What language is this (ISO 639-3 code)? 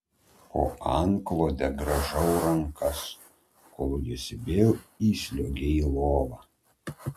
lit